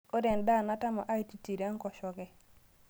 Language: Masai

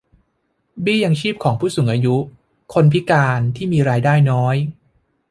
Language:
Thai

